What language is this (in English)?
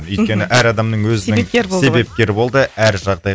Kazakh